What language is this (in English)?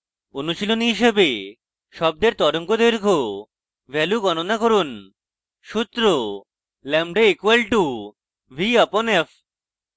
Bangla